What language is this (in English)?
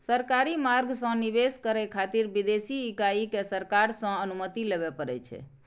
Maithili